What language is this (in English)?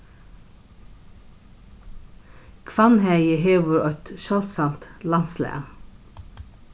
Faroese